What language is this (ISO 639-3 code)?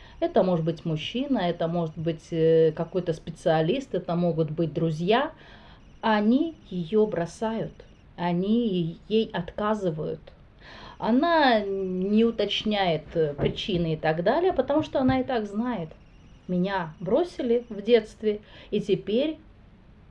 rus